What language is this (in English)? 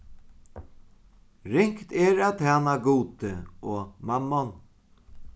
Faroese